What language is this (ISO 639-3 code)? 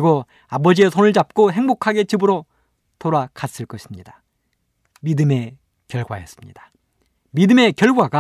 kor